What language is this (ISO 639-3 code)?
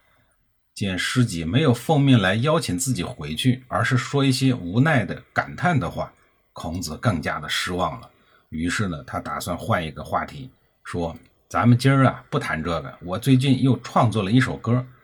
zho